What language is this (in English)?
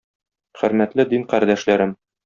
Tatar